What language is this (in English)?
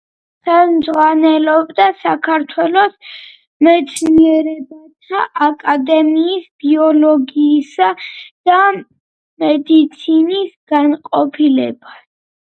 Georgian